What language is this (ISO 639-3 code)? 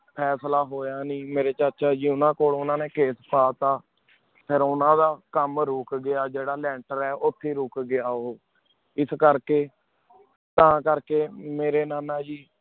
pan